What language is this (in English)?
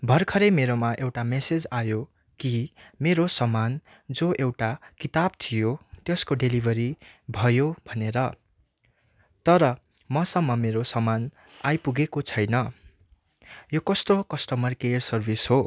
Nepali